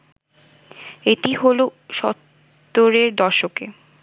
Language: Bangla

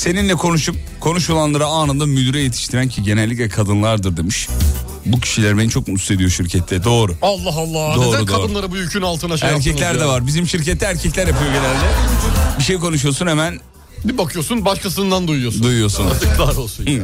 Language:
Turkish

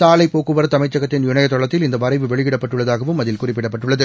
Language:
Tamil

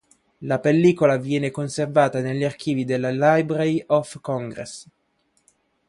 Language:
Italian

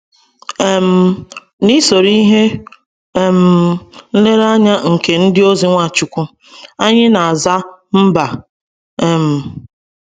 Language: Igbo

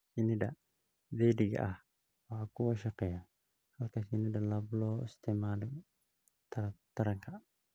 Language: Somali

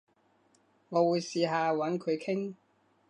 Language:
Cantonese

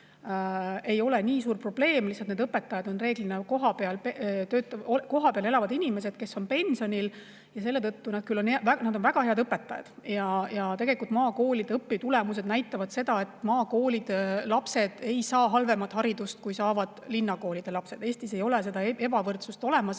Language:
Estonian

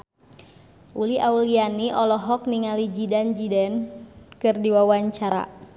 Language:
Sundanese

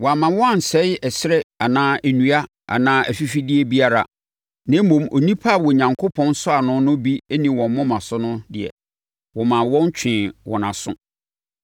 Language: Akan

